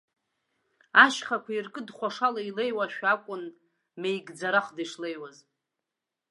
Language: Abkhazian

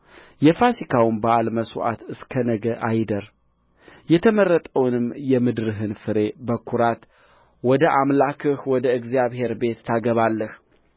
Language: Amharic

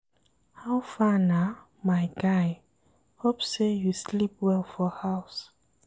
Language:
Nigerian Pidgin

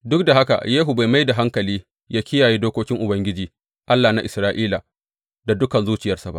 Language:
Hausa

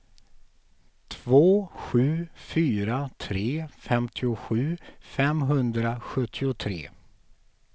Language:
Swedish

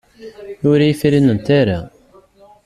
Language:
Kabyle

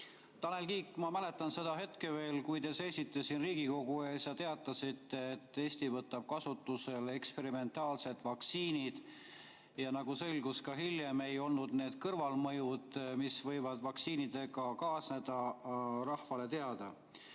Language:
Estonian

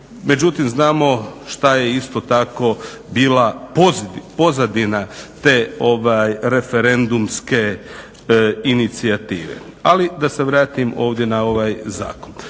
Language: Croatian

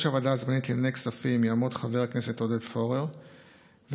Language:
Hebrew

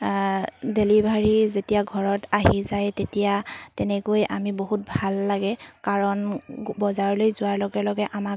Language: Assamese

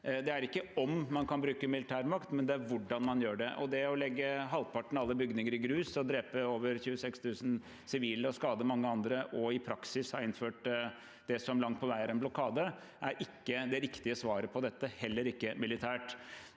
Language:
Norwegian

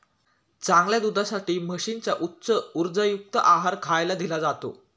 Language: Marathi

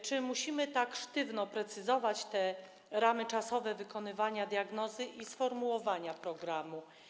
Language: Polish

